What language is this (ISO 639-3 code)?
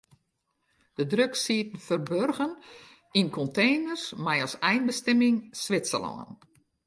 fry